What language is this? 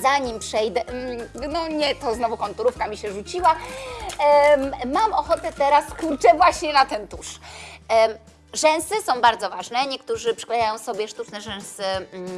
Polish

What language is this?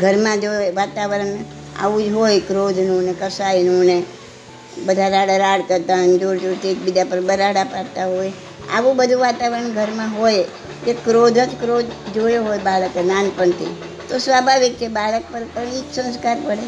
Gujarati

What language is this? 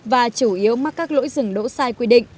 Vietnamese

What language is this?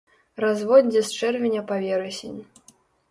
Belarusian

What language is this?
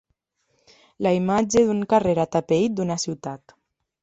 Catalan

